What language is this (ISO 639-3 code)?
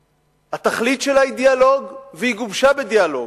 heb